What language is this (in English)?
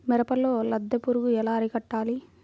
Telugu